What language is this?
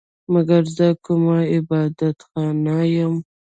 Pashto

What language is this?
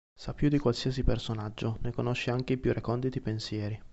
Italian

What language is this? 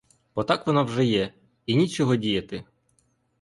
Ukrainian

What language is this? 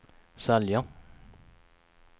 Swedish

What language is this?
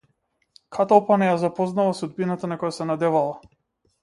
Macedonian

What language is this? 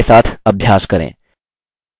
Hindi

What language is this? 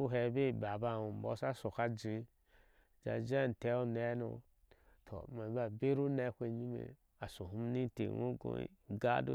Ashe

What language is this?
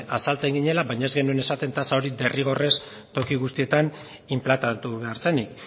Basque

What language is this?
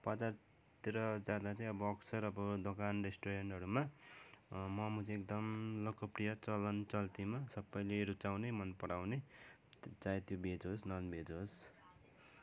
Nepali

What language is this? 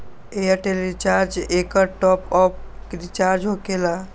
Magahi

